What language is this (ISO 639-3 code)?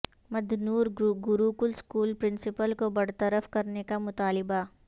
urd